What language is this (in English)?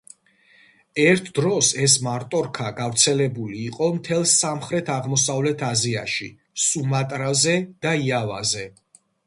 Georgian